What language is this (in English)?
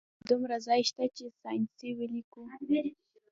Pashto